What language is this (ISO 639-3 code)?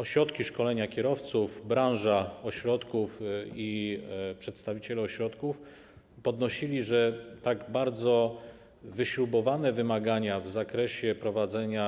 pol